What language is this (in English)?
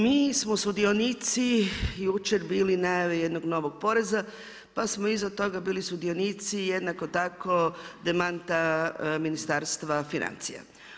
Croatian